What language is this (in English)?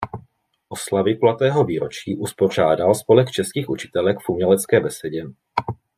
Czech